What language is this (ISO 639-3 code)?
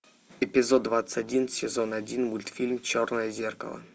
rus